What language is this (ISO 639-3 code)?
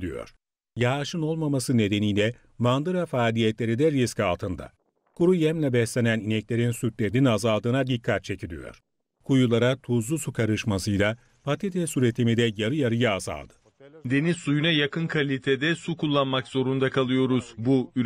tur